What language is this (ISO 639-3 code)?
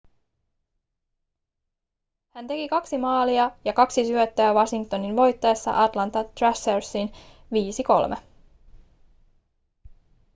fin